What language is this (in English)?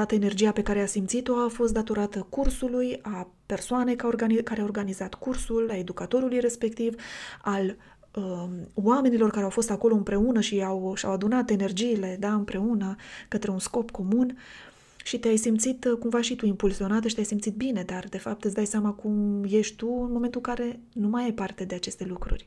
Romanian